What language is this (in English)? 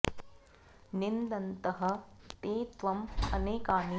Sanskrit